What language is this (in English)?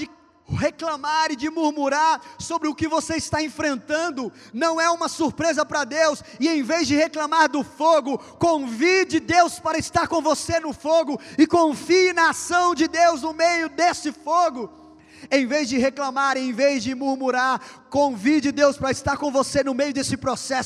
Portuguese